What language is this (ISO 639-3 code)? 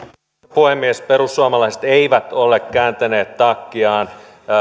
fin